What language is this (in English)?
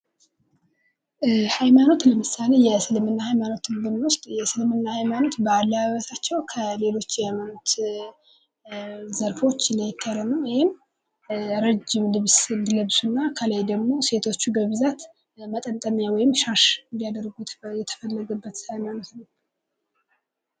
Amharic